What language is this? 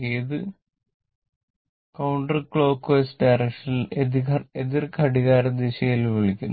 Malayalam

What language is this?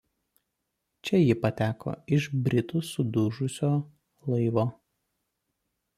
Lithuanian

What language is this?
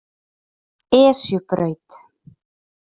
Icelandic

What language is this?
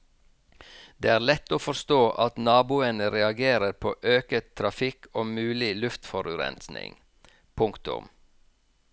Norwegian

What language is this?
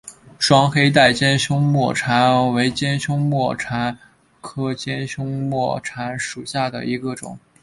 Chinese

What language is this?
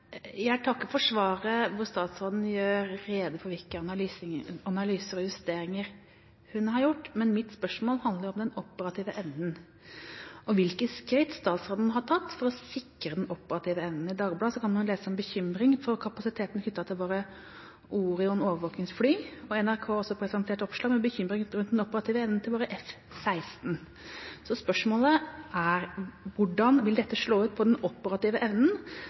Norwegian Bokmål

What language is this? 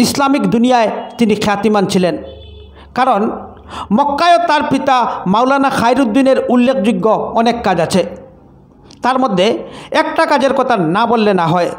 Indonesian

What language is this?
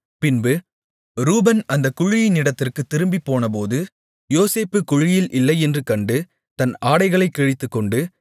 Tamil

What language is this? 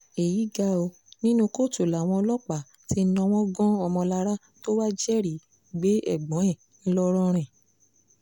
Yoruba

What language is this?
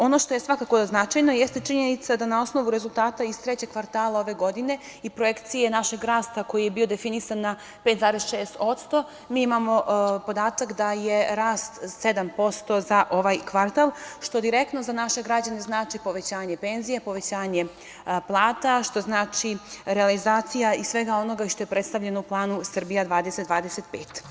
Serbian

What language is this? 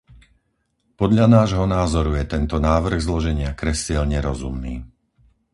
Slovak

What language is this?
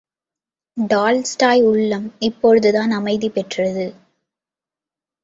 Tamil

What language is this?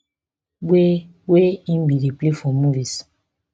Nigerian Pidgin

